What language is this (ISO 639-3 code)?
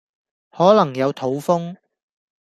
yue